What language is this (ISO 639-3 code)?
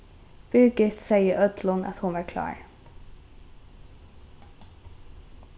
fao